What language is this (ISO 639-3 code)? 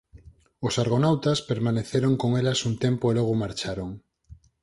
glg